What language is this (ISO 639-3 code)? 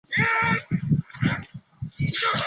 zho